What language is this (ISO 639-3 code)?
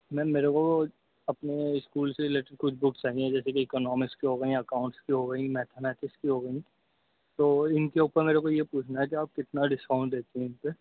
urd